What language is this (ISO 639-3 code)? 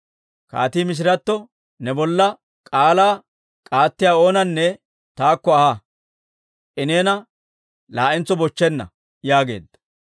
dwr